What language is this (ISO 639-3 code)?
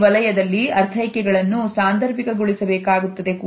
kan